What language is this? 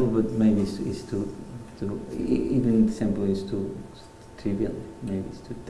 English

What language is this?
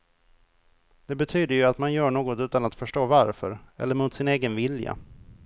Swedish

